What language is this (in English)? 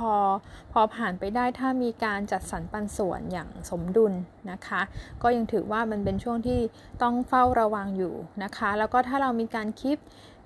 Thai